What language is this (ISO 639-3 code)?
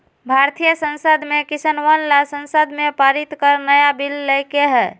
mag